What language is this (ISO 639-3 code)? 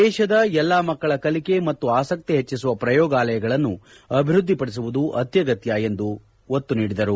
kan